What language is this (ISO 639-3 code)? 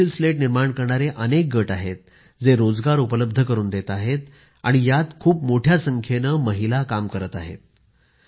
mar